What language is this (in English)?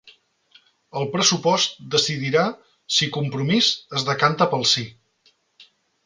Catalan